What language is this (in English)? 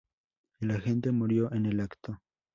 Spanish